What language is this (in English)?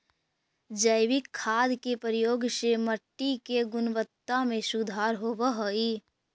Magahi